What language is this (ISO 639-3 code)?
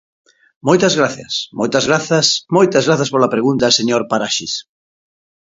glg